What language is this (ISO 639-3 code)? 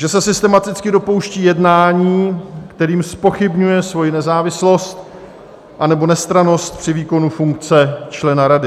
ces